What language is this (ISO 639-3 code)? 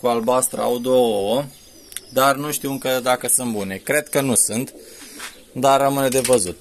ron